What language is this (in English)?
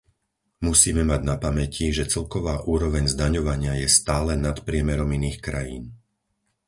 Slovak